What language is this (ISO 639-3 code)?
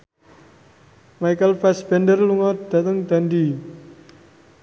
jav